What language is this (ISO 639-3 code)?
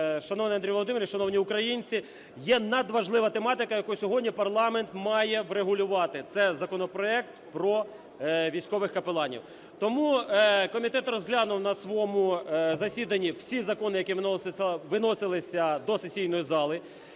ukr